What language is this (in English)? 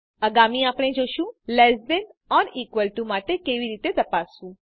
Gujarati